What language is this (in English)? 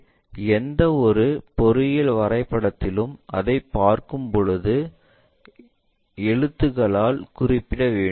Tamil